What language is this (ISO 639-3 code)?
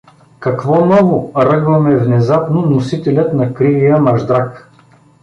bul